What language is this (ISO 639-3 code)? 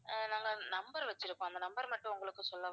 tam